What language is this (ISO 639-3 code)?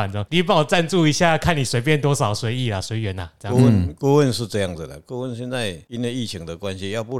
zho